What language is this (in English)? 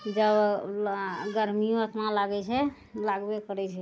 Maithili